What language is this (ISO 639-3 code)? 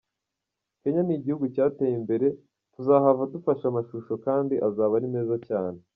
kin